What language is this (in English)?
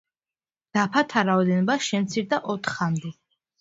Georgian